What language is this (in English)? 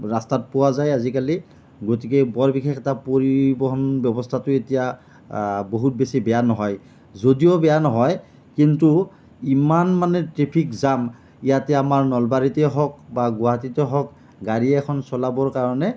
Assamese